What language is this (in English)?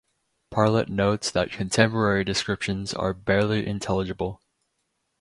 English